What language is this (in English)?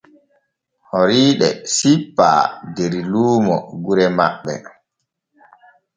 Borgu Fulfulde